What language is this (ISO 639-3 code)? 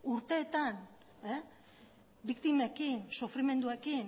eus